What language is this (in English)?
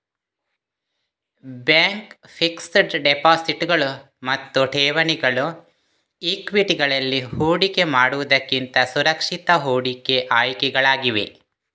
Kannada